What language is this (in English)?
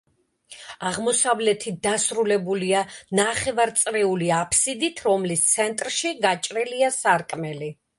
Georgian